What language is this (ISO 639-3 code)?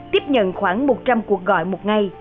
vie